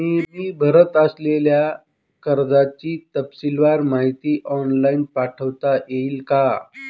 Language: Marathi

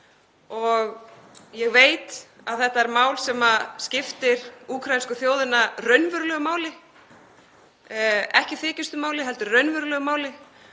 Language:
Icelandic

